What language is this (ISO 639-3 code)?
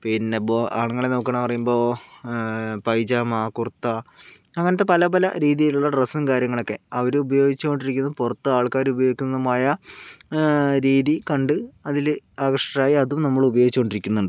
mal